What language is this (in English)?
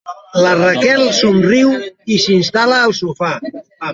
Catalan